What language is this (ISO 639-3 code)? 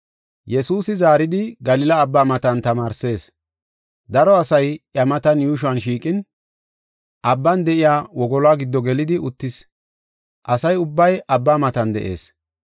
gof